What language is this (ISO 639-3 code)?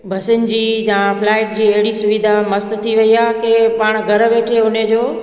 snd